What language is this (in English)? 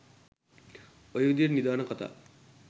Sinhala